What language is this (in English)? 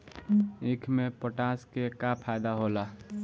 Bhojpuri